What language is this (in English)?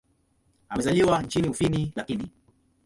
Swahili